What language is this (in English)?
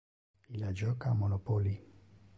Interlingua